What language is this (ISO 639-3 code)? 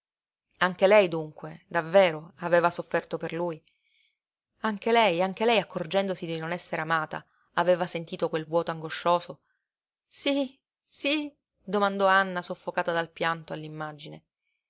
ita